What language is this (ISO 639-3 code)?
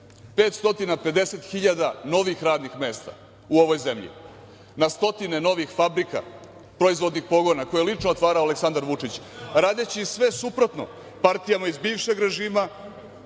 srp